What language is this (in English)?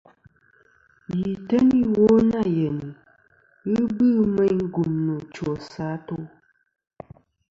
Kom